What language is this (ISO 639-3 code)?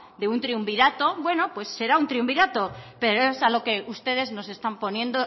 spa